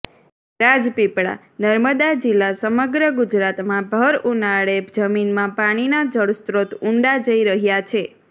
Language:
Gujarati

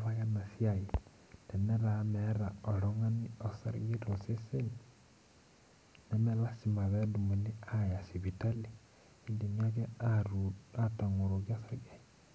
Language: Masai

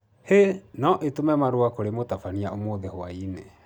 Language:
Kikuyu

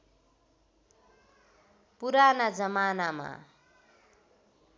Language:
Nepali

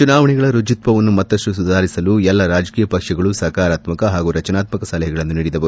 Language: Kannada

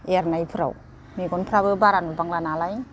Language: Bodo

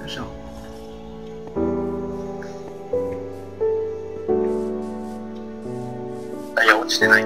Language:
Japanese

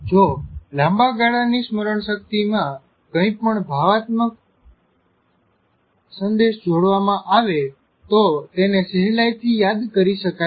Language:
Gujarati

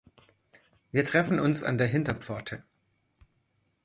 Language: German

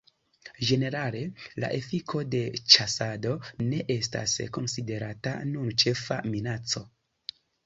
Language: Esperanto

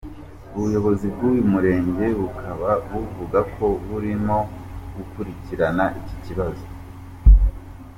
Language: Kinyarwanda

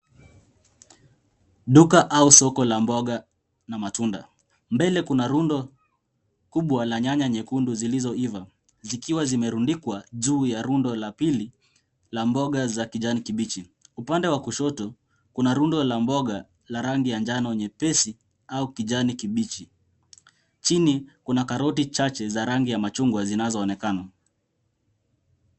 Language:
Swahili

